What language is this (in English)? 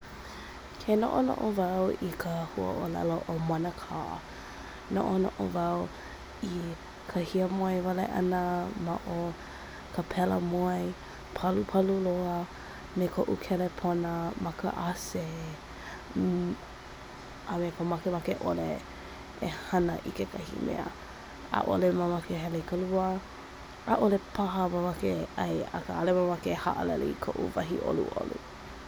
Hawaiian